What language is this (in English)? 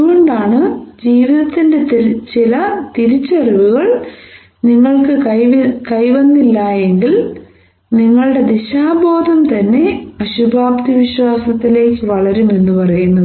Malayalam